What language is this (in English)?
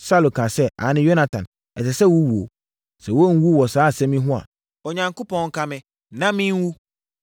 Akan